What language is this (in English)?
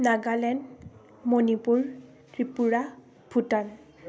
Assamese